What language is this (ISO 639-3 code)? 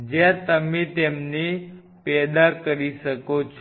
guj